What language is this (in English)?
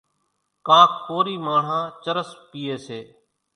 Kachi Koli